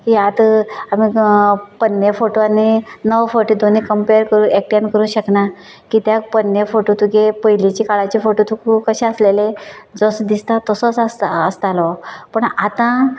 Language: Konkani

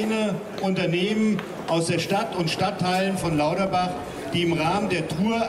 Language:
German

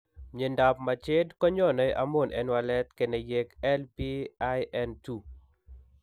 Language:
Kalenjin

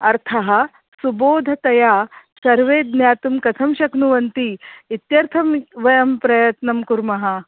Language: Sanskrit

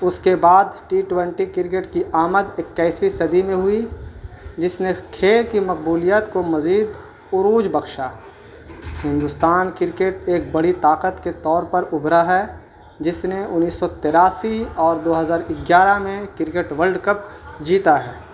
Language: Urdu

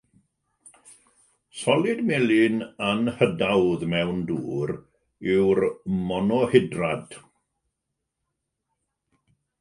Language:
Welsh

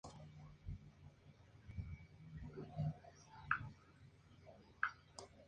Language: Spanish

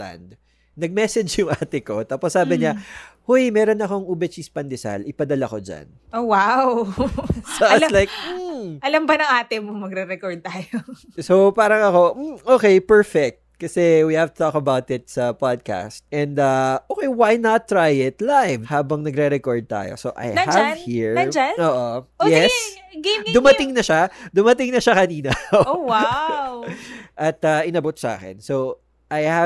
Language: Filipino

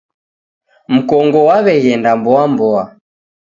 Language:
Taita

